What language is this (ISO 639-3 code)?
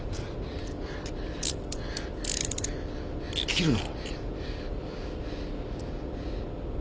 jpn